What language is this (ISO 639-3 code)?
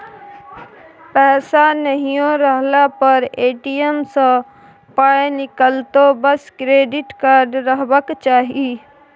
mai